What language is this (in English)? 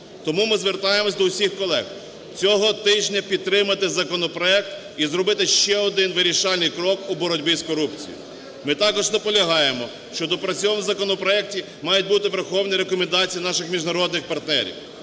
Ukrainian